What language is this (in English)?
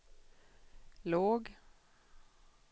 Swedish